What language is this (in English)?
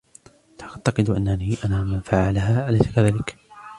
Arabic